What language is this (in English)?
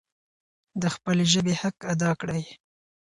Pashto